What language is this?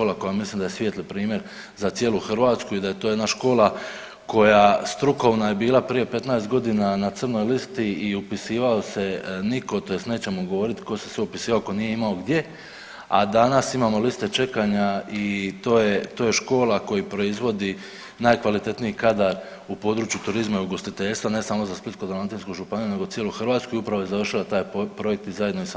Croatian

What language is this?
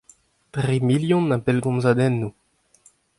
Breton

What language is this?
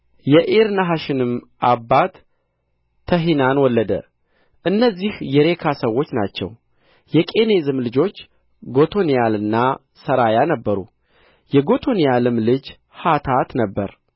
Amharic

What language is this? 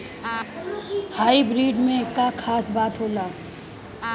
Bhojpuri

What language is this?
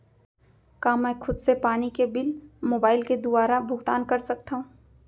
Chhattisgarhi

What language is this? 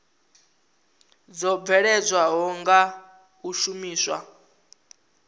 Venda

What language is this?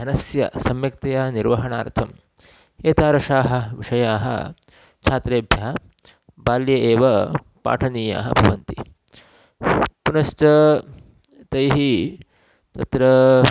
Sanskrit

